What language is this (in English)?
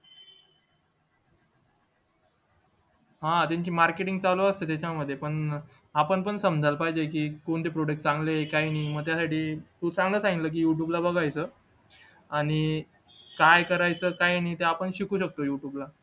Marathi